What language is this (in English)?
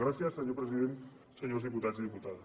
Catalan